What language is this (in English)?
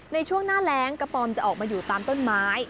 Thai